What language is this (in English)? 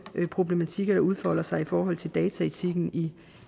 Danish